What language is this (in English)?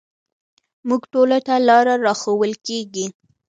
Pashto